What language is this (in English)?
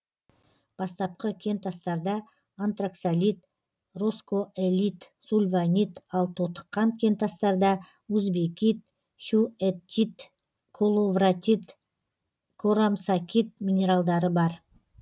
Kazakh